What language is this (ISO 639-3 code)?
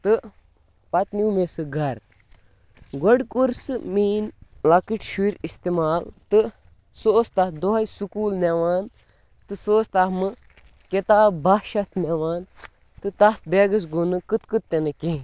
kas